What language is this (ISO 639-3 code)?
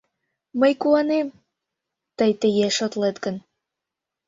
chm